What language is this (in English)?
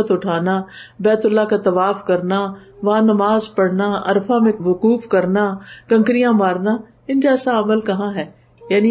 Urdu